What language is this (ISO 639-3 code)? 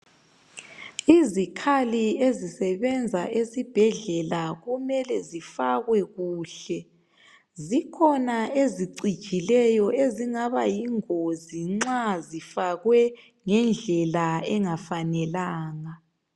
nde